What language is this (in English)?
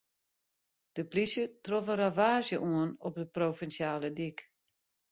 Western Frisian